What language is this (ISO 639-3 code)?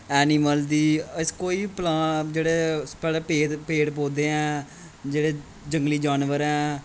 doi